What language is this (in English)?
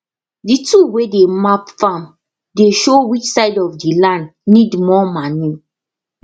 Nigerian Pidgin